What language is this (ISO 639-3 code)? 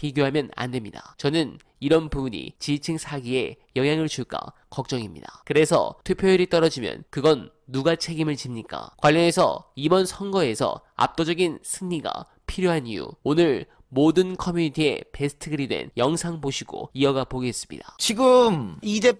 kor